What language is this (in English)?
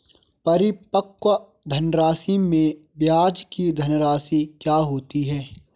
Hindi